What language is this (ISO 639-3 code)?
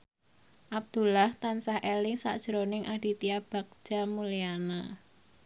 jav